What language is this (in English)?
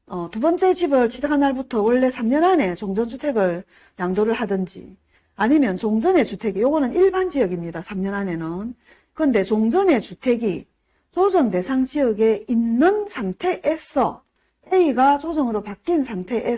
Korean